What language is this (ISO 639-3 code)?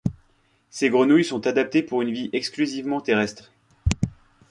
fra